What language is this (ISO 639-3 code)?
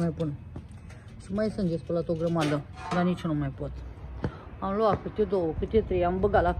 ron